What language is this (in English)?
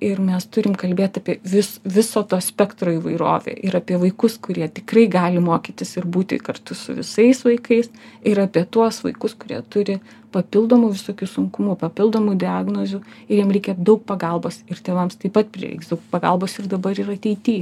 Lithuanian